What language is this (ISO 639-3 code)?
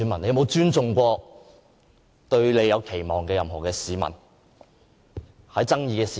yue